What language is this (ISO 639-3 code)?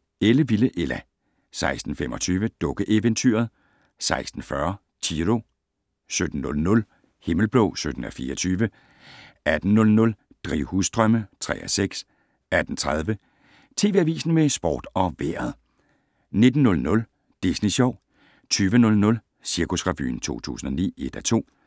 dan